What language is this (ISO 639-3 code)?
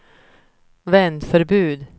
swe